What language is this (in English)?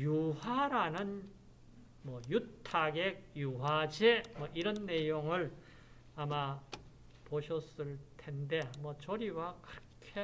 Korean